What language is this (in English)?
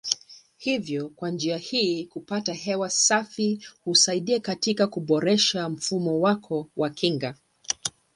Swahili